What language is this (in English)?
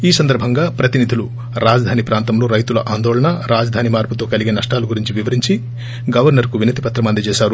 Telugu